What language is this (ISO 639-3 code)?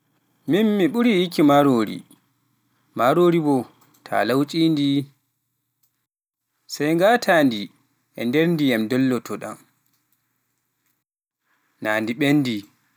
fuf